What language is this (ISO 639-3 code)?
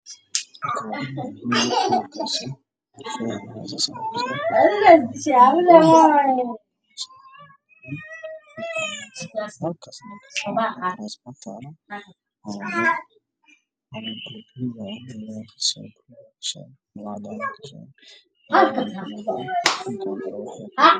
som